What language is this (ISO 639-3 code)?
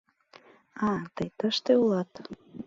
chm